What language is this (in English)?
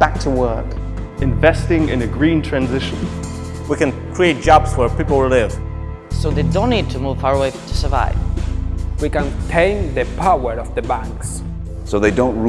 English